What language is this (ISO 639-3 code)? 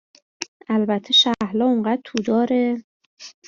fas